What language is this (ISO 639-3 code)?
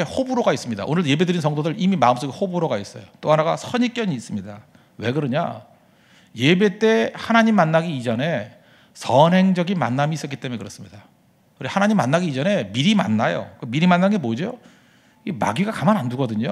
kor